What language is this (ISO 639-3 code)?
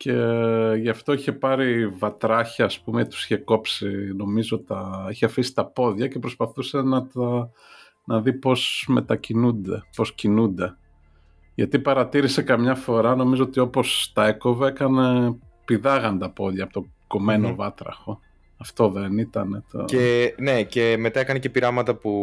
ell